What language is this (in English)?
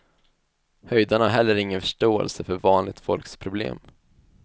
Swedish